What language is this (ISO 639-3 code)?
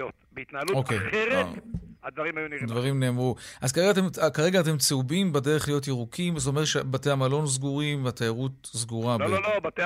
heb